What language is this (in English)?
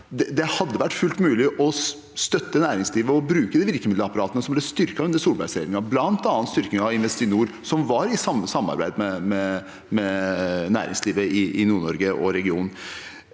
Norwegian